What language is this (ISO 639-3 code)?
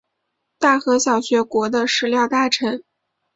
zho